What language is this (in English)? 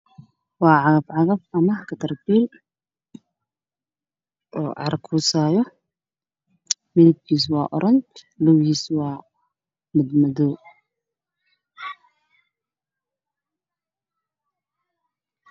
Somali